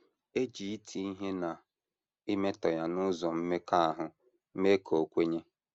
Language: Igbo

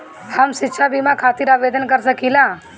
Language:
Bhojpuri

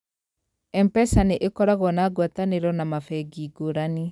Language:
Kikuyu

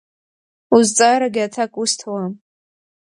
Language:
Abkhazian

